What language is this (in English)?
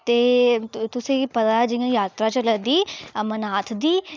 Dogri